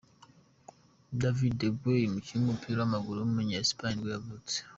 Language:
Kinyarwanda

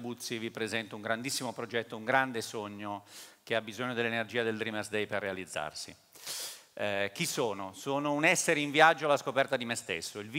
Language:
Italian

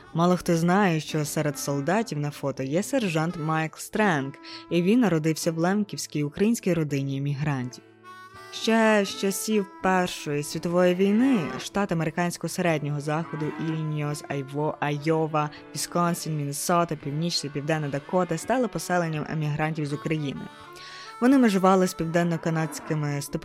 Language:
Ukrainian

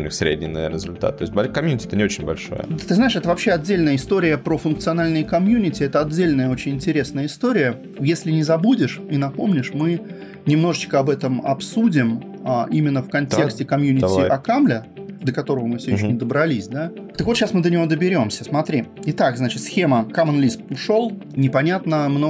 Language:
Russian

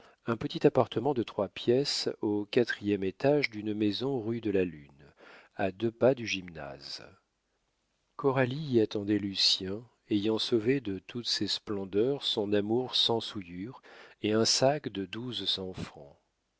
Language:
French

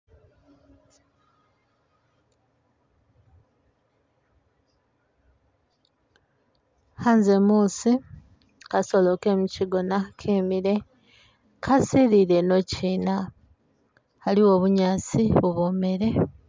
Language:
Masaaba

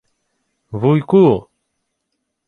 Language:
Ukrainian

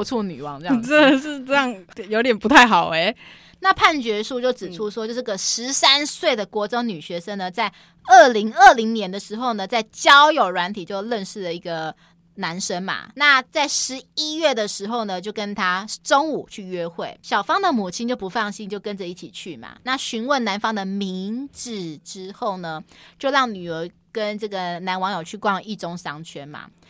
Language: Chinese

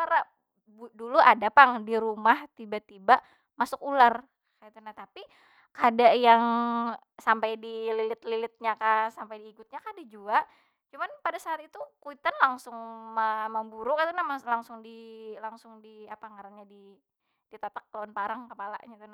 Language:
Banjar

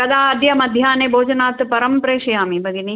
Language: Sanskrit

